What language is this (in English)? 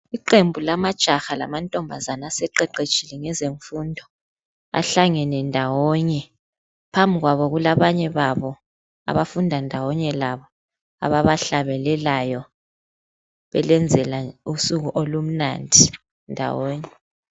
North Ndebele